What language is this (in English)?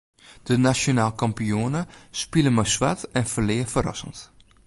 Western Frisian